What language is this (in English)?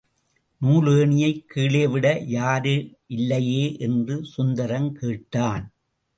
Tamil